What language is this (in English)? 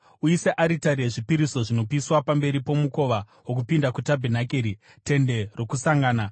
Shona